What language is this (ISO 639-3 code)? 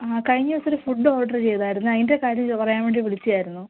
mal